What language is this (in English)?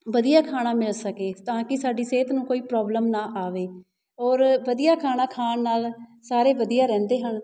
Punjabi